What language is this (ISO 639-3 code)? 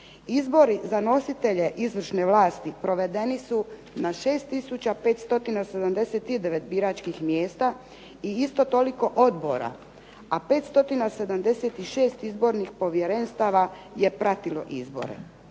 hrv